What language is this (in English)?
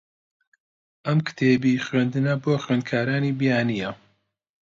Central Kurdish